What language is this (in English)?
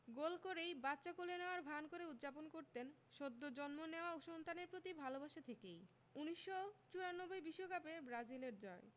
Bangla